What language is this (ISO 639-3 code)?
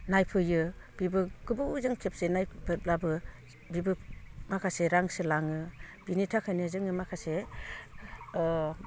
brx